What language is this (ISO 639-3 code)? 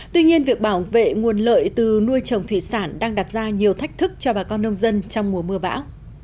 vie